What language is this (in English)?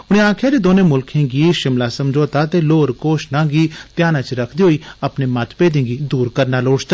Dogri